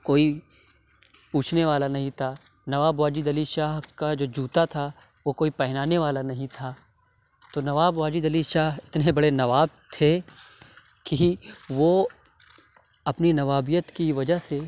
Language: Urdu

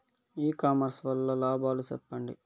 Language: Telugu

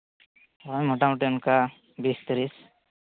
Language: Santali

